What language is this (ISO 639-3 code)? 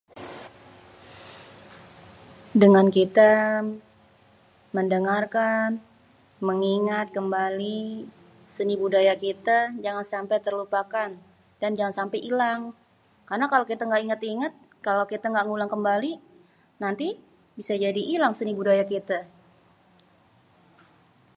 bew